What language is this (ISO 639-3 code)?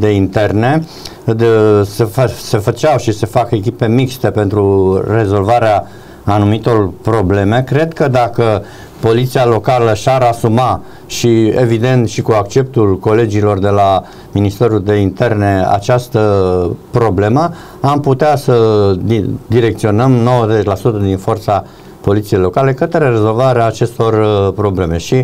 ron